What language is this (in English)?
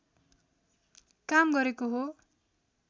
Nepali